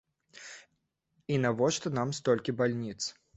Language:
Belarusian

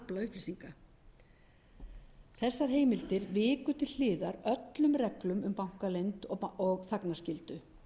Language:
Icelandic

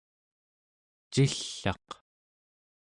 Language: Central Yupik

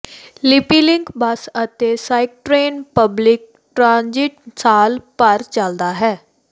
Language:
Punjabi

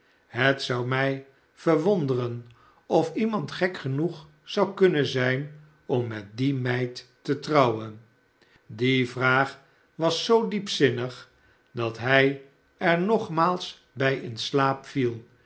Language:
Dutch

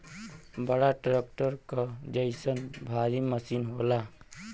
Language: Bhojpuri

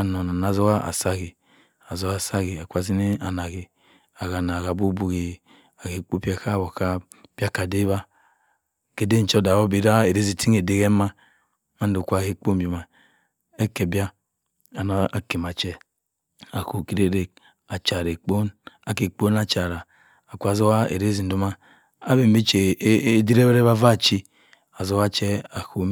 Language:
Cross River Mbembe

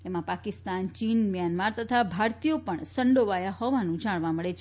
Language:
Gujarati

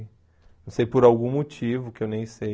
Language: Portuguese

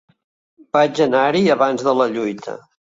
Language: Catalan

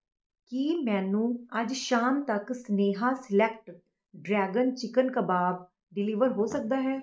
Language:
Punjabi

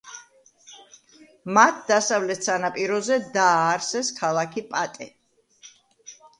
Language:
Georgian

